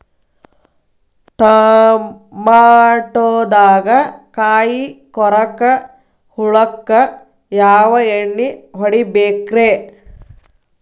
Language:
Kannada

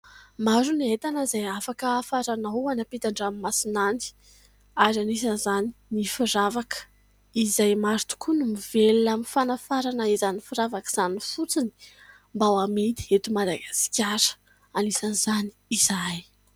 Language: Malagasy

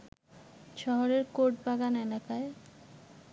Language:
Bangla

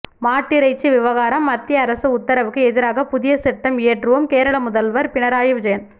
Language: Tamil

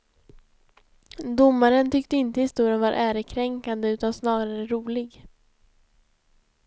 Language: Swedish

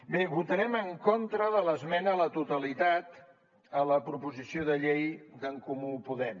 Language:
Catalan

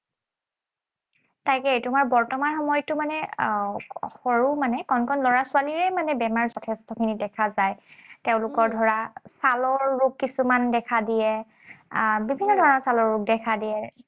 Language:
Assamese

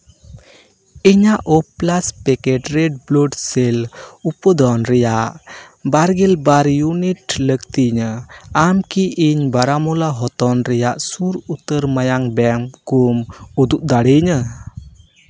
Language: Santali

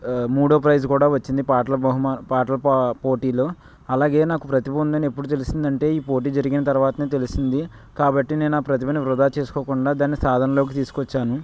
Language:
Telugu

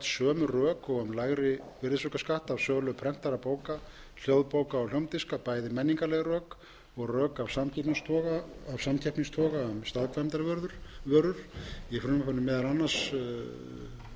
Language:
Icelandic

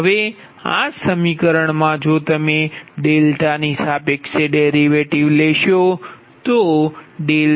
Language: Gujarati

